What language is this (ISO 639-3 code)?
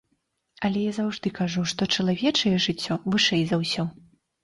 bel